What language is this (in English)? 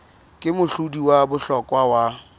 Southern Sotho